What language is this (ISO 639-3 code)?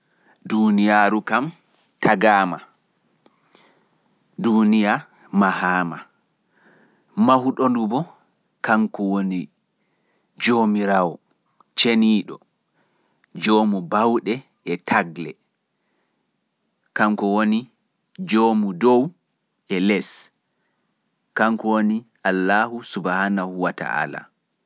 fuf